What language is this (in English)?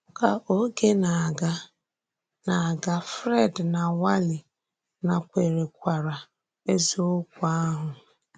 Igbo